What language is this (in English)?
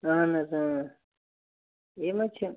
Kashmiri